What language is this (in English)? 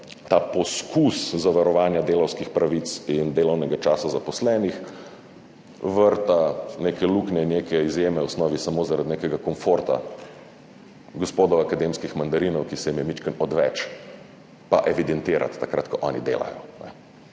Slovenian